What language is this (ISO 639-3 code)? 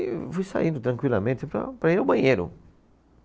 por